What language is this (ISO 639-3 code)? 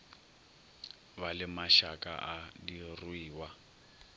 nso